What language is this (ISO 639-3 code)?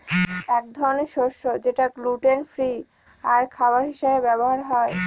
ben